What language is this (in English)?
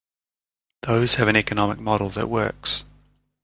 English